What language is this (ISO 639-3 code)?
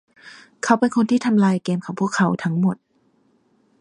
tha